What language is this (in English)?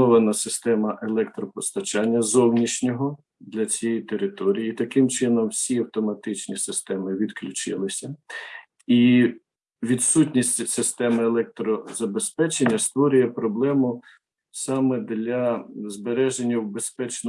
Ukrainian